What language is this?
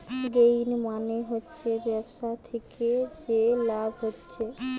Bangla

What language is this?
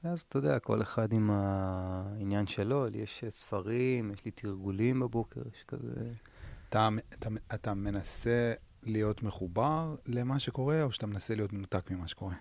Hebrew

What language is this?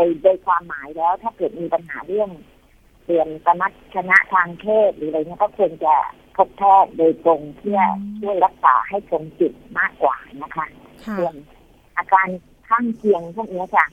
Thai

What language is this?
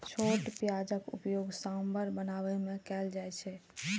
Maithili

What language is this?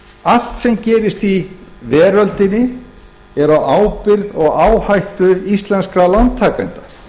Icelandic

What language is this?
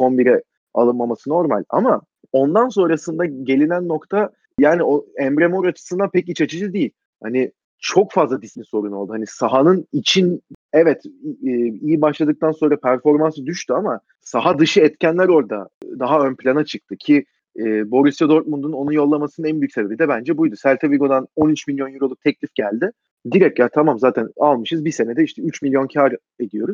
Turkish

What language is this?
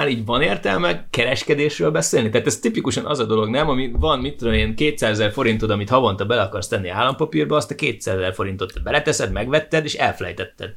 Hungarian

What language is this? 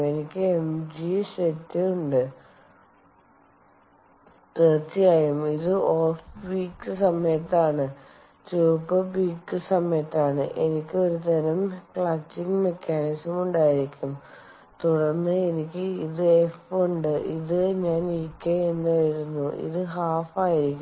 Malayalam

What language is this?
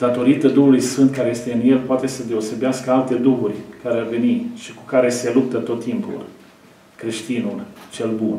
Romanian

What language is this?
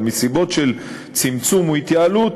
Hebrew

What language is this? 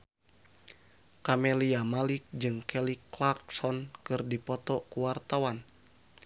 Sundanese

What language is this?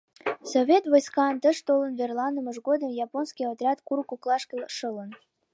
Mari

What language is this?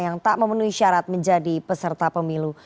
Indonesian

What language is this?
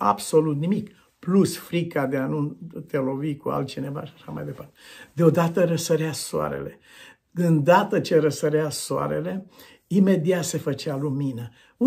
Romanian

